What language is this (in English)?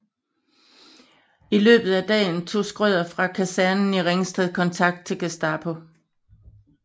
Danish